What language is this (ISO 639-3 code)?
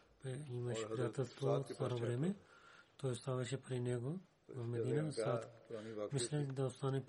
bul